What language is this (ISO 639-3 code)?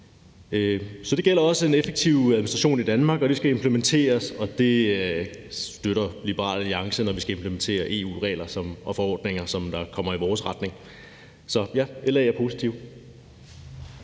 dan